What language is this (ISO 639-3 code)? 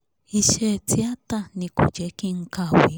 yor